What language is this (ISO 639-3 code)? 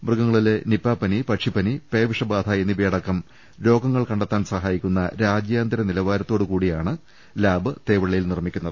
mal